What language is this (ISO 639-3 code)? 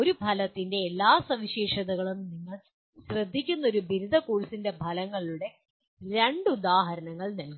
mal